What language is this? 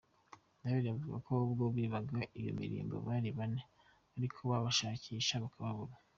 Kinyarwanda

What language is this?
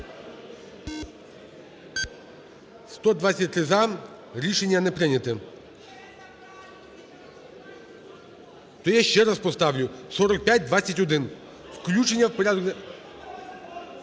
Ukrainian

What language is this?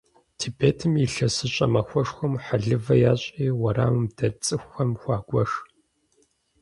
Kabardian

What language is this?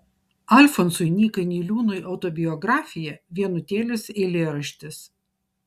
Lithuanian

